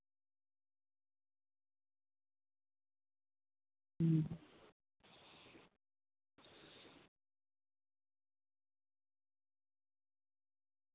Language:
Santali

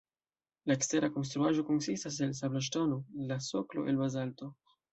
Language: Esperanto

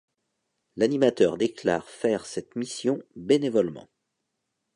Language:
French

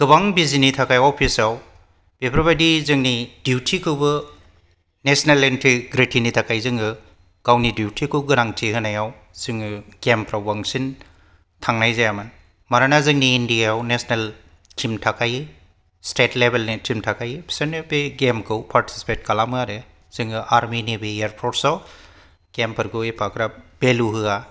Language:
Bodo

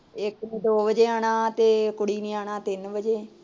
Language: Punjabi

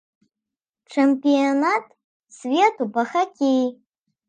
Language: Belarusian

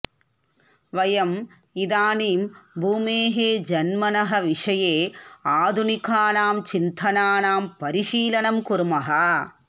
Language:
Sanskrit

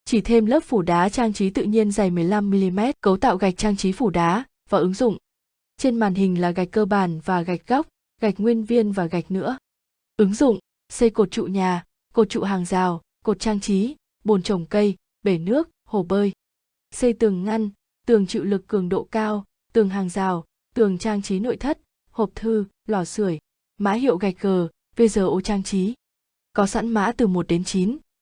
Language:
Vietnamese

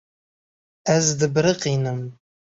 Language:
Kurdish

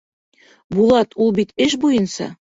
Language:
Bashkir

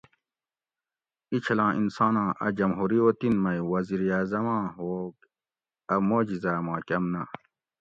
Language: Gawri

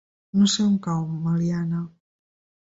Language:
Catalan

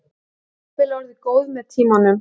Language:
Icelandic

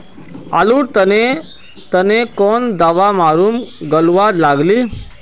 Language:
Magahi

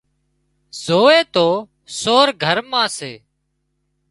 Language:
Wadiyara Koli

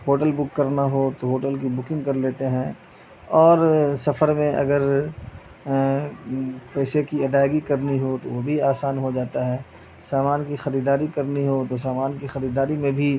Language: Urdu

